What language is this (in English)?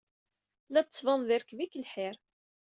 Kabyle